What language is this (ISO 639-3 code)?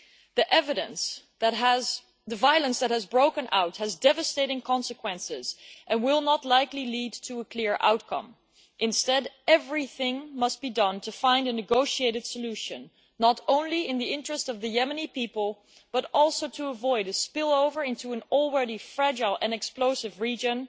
eng